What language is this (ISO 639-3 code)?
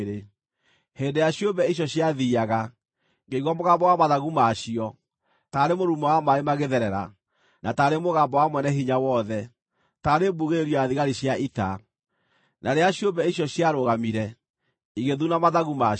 kik